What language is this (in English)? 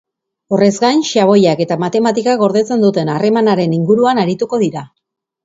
Basque